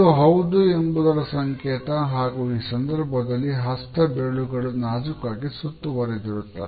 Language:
Kannada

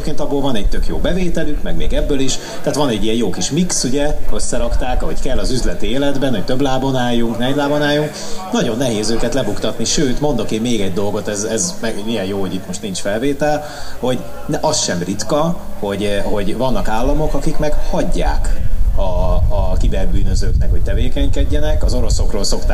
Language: Hungarian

